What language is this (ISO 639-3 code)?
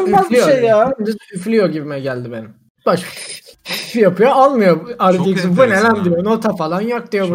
tur